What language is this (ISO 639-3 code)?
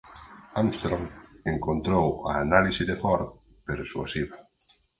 glg